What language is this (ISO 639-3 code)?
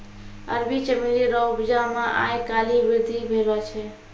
mai